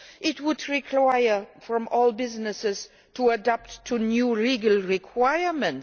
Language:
English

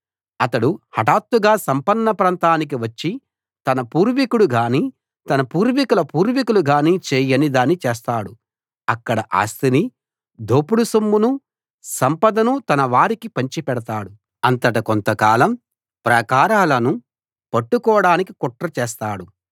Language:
Telugu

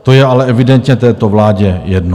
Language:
Czech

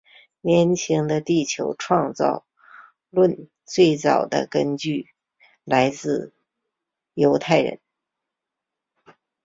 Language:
Chinese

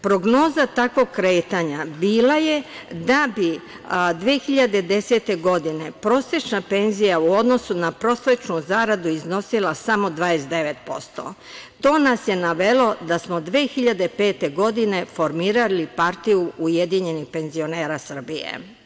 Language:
Serbian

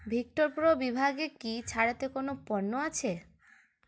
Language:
Bangla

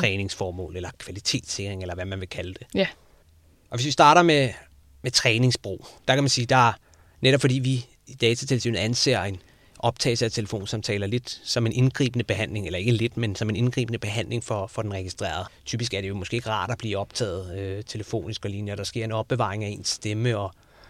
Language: Danish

